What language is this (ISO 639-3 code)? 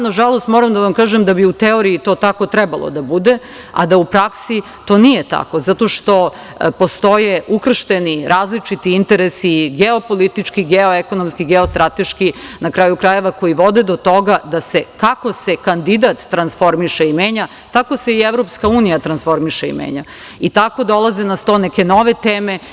srp